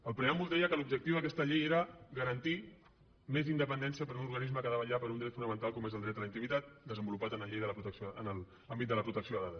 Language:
Catalan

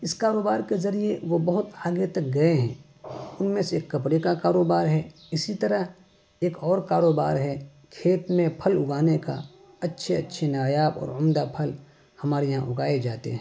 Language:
Urdu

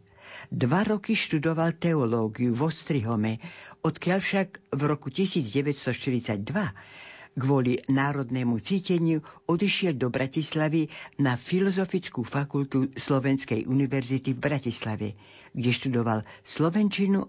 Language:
Slovak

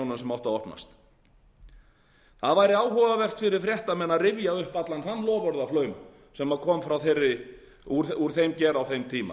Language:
Icelandic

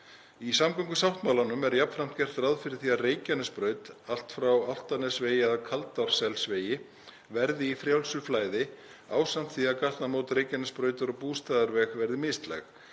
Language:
Icelandic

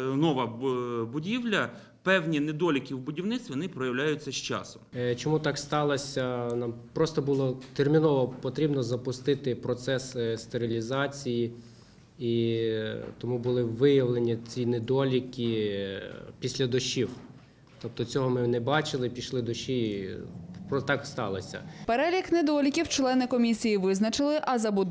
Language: Ukrainian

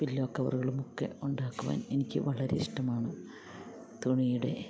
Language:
Malayalam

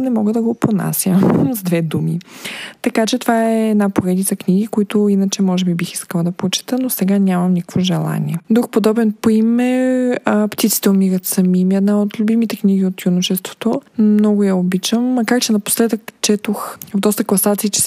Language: Bulgarian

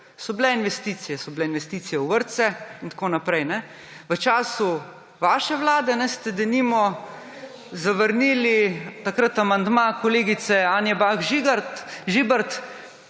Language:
Slovenian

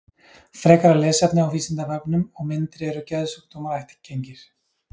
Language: Icelandic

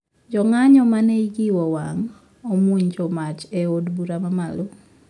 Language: Luo (Kenya and Tanzania)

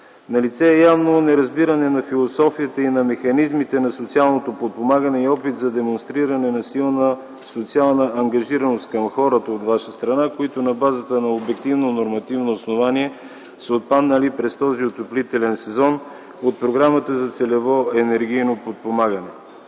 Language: Bulgarian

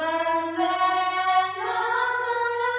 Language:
Odia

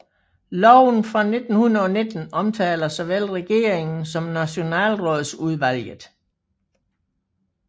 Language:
Danish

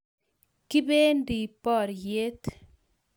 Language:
Kalenjin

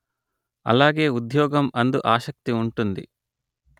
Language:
Telugu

